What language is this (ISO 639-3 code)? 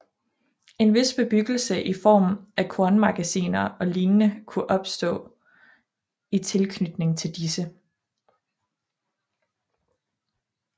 dan